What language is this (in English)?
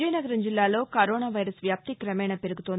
Telugu